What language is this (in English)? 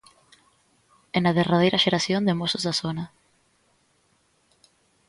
Galician